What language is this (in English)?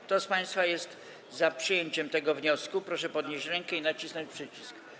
Polish